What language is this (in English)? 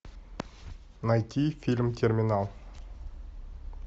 Russian